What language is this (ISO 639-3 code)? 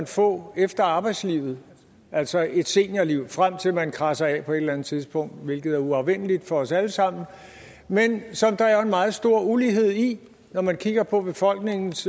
dan